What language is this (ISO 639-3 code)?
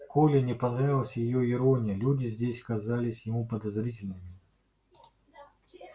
rus